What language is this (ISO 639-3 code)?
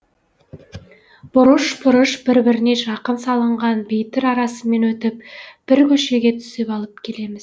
kaz